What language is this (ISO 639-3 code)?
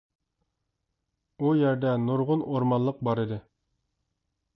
uig